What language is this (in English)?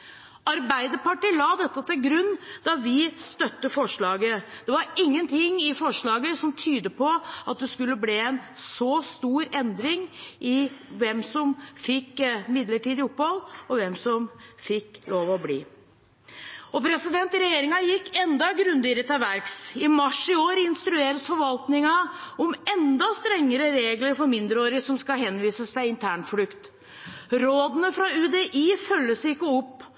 Norwegian Bokmål